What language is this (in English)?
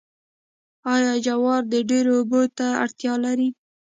Pashto